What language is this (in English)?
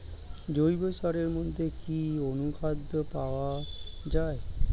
Bangla